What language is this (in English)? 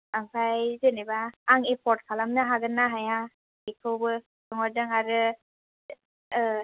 Bodo